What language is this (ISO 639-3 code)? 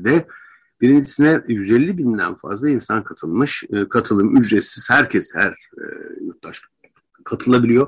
tur